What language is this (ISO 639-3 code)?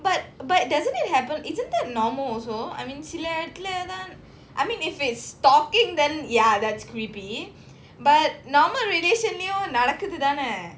eng